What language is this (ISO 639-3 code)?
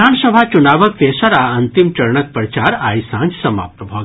mai